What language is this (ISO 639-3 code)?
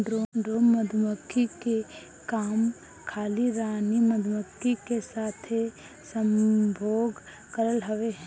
bho